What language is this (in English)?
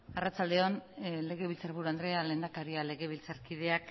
Basque